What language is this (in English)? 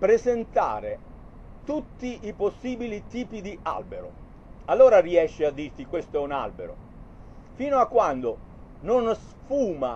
Italian